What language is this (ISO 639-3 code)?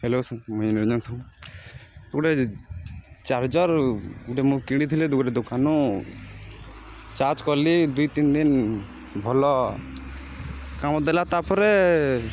ori